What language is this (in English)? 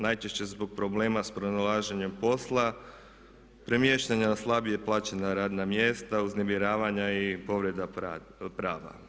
Croatian